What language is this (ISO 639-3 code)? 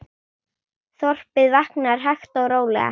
isl